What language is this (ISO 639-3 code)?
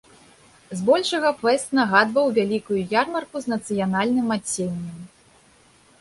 bel